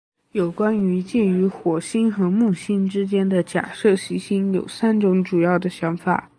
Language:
Chinese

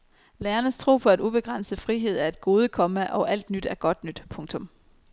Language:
Danish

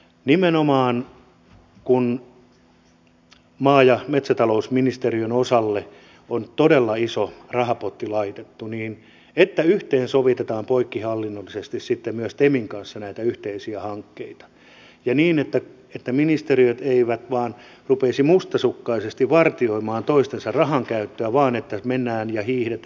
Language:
Finnish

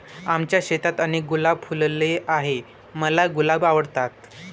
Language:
Marathi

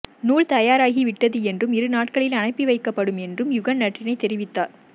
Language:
Tamil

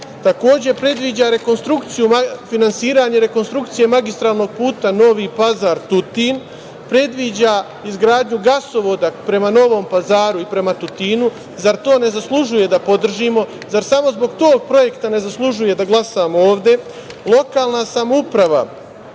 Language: Serbian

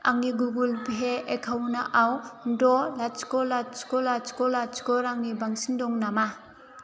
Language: Bodo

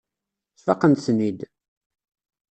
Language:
Kabyle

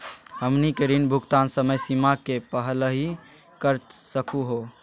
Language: Magahi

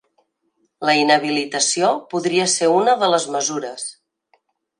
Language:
Catalan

